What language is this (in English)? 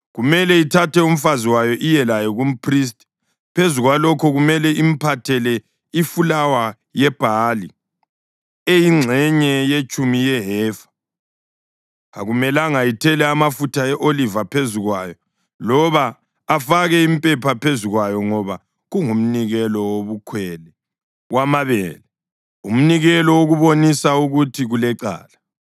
North Ndebele